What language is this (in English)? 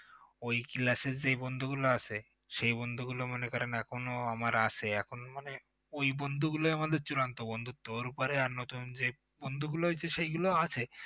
Bangla